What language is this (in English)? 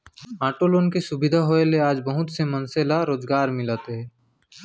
Chhattisgarhi